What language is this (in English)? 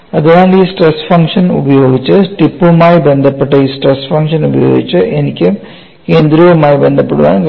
Malayalam